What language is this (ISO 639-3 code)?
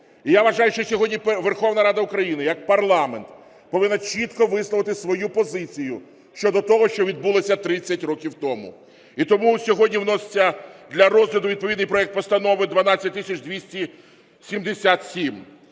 ukr